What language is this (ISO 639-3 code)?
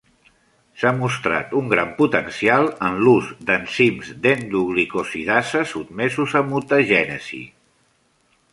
cat